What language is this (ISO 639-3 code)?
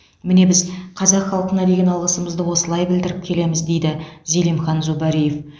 kaz